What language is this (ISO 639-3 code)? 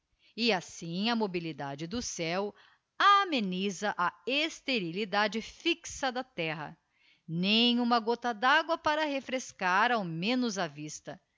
por